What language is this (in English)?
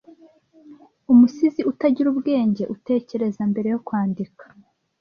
Kinyarwanda